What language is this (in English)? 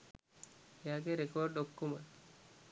Sinhala